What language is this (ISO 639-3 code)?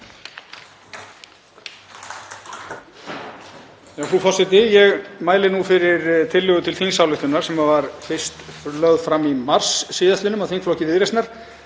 isl